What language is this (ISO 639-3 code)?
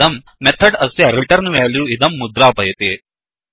san